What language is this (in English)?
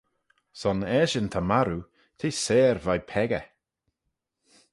Manx